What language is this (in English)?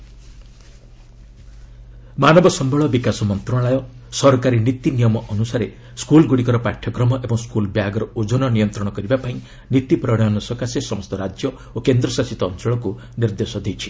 Odia